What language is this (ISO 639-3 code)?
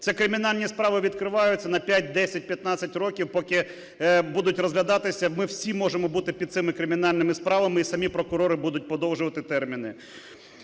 ukr